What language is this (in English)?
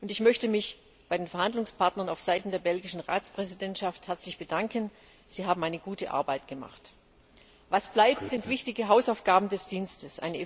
German